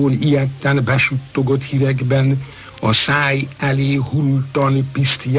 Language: Hungarian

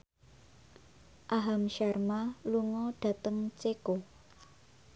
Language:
Javanese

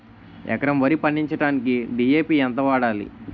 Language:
Telugu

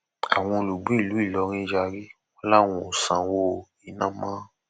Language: Yoruba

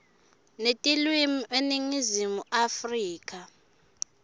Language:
Swati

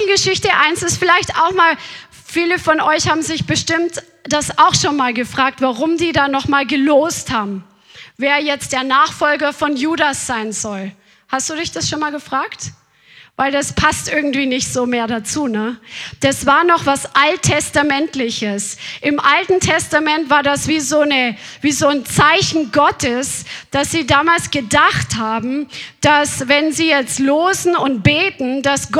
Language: German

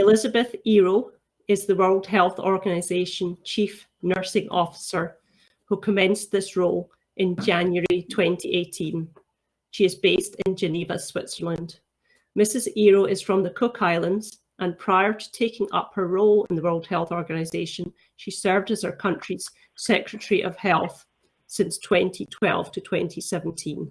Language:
English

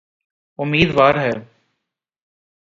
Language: Urdu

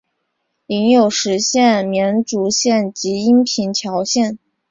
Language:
Chinese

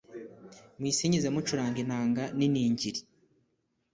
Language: Kinyarwanda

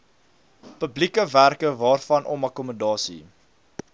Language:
Afrikaans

